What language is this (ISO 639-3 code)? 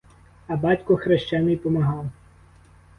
ukr